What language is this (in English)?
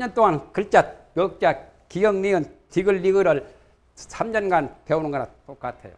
Korean